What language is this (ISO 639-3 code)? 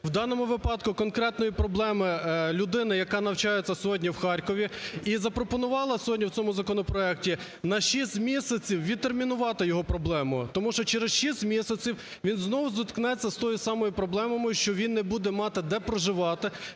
ukr